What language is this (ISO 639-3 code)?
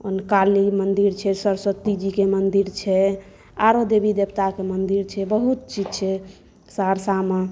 mai